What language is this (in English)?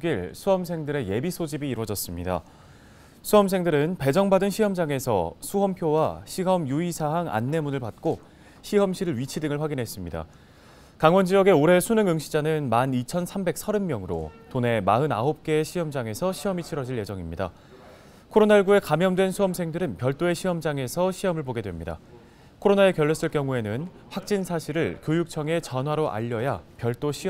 Korean